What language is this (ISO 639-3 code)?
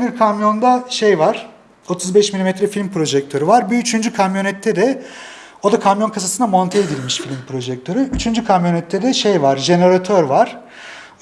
tur